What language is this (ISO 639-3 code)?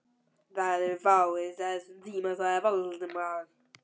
isl